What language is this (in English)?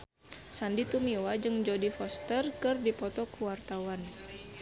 Sundanese